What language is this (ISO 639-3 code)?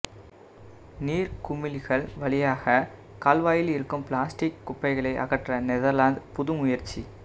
tam